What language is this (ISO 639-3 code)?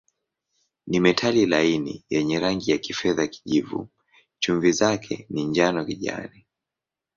swa